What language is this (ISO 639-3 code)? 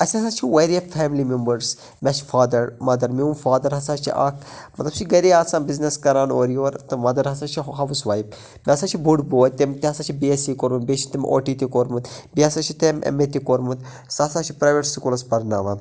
kas